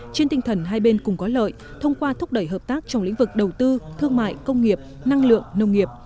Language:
Vietnamese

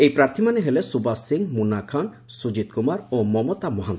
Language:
Odia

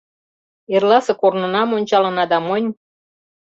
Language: Mari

